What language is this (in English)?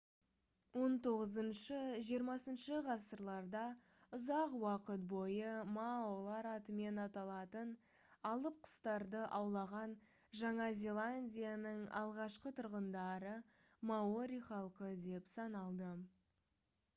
Kazakh